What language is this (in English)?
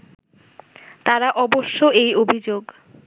Bangla